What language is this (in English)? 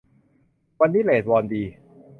Thai